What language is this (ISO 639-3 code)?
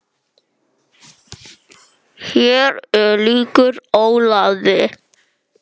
isl